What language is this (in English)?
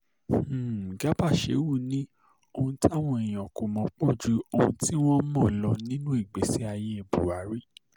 Yoruba